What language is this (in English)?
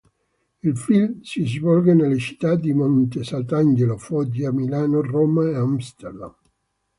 Italian